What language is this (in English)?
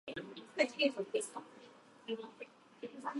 Japanese